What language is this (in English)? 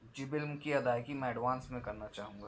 Urdu